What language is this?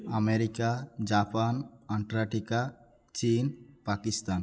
Odia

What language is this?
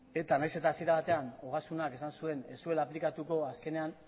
Basque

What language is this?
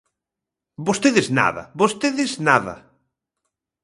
Galician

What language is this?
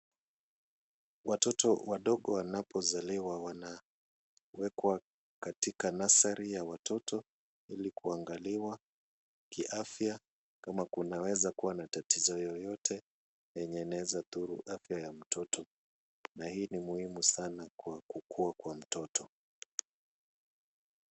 Swahili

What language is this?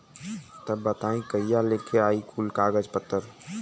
Bhojpuri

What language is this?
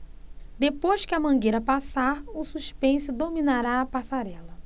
Portuguese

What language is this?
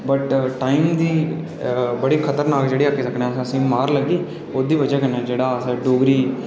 Dogri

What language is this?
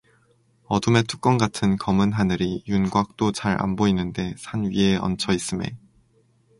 Korean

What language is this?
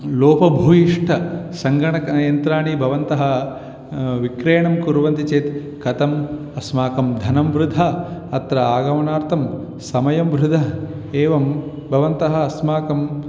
Sanskrit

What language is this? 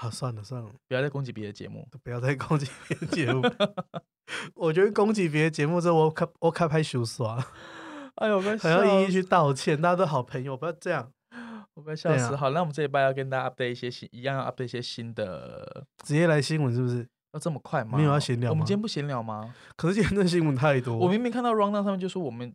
Chinese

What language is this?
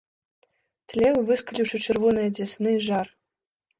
Belarusian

